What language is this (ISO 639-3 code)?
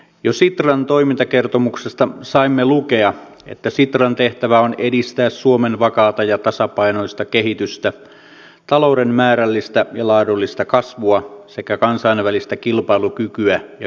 fin